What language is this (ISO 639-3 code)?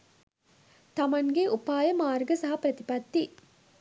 sin